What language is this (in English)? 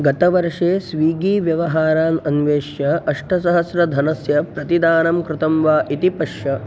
Sanskrit